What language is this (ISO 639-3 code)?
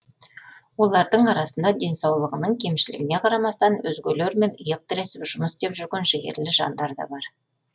kaz